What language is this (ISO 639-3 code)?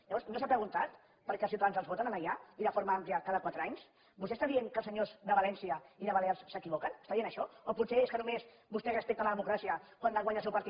cat